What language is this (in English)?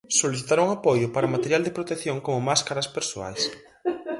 Galician